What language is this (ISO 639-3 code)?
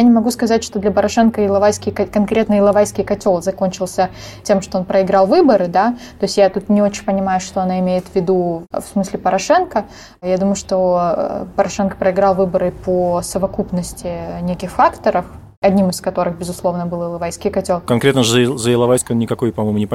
rus